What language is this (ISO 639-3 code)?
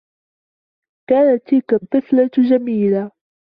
ara